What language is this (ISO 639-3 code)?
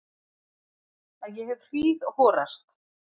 isl